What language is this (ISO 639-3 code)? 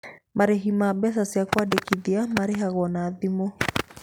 kik